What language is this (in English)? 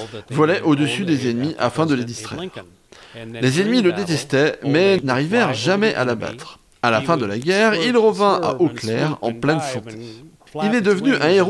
French